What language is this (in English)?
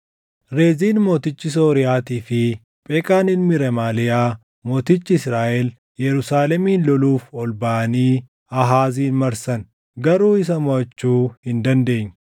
Oromo